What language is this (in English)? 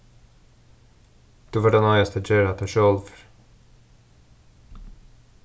Faroese